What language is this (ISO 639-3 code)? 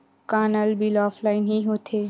hne